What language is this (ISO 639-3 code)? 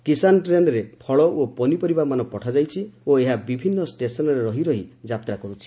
ori